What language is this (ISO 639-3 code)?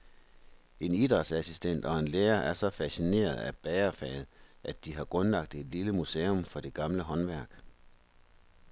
dan